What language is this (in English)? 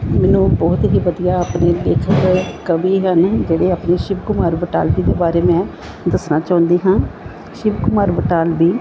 Punjabi